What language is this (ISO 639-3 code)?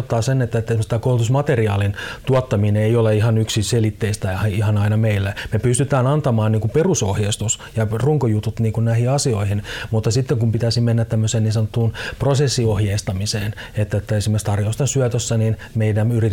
fin